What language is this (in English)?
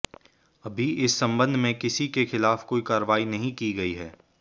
Hindi